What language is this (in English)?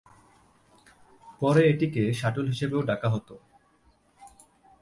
Bangla